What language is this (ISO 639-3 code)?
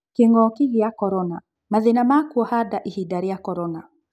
kik